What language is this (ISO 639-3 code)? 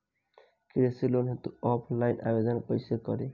bho